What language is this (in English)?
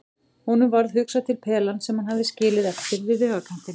Icelandic